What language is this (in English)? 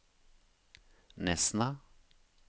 Norwegian